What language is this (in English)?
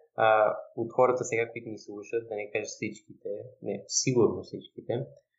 Bulgarian